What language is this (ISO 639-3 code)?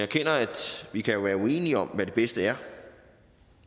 dan